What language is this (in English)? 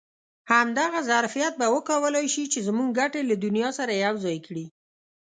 Pashto